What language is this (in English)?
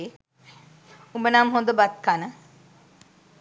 Sinhala